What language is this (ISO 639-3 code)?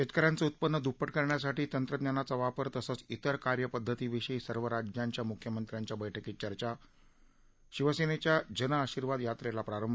mar